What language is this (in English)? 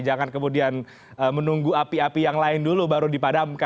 Indonesian